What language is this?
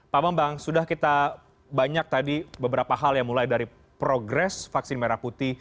Indonesian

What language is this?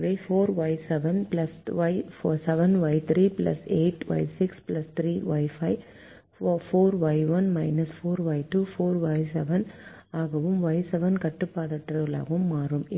Tamil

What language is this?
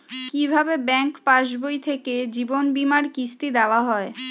Bangla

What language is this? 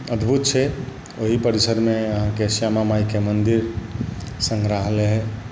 Maithili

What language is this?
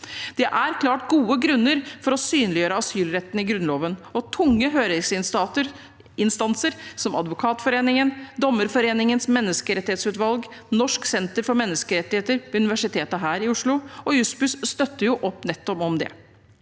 Norwegian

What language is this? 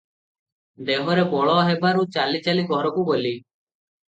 Odia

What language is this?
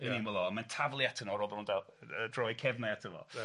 Welsh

